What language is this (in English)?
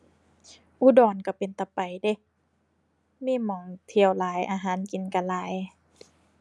Thai